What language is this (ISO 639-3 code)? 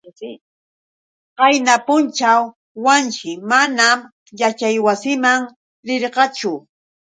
qux